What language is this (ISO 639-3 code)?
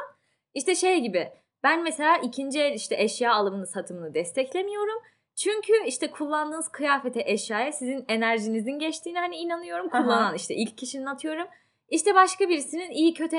tur